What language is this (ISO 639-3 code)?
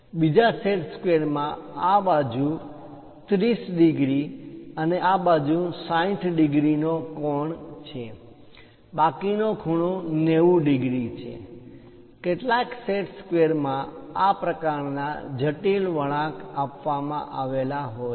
guj